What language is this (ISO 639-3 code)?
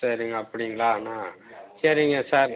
tam